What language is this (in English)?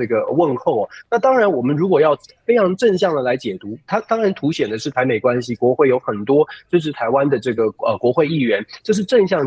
Chinese